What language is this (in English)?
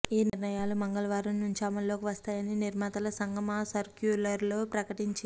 Telugu